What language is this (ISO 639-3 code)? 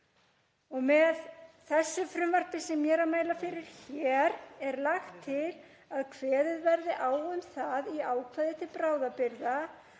isl